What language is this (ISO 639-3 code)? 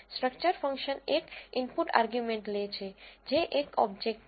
guj